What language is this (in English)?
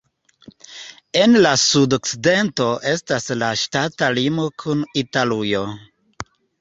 Esperanto